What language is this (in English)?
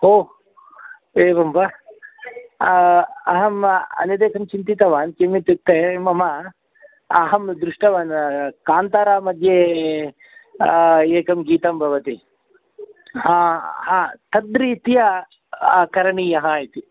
Sanskrit